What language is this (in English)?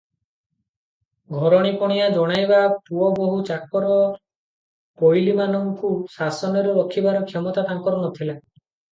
Odia